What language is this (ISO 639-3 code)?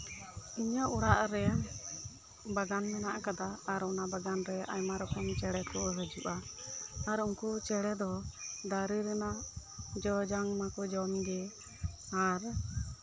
sat